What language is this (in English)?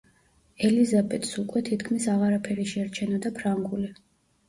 Georgian